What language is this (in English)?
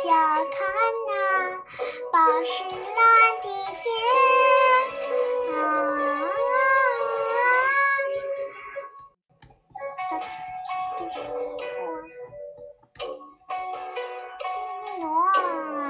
Chinese